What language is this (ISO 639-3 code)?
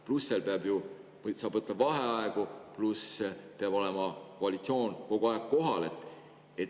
est